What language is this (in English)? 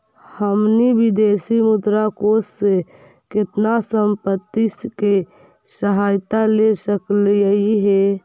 Magahi